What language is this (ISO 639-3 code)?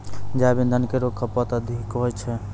mai